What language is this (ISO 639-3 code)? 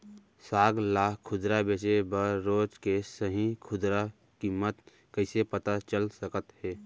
hne